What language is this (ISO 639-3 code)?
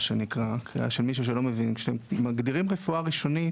heb